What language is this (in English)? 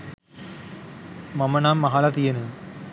Sinhala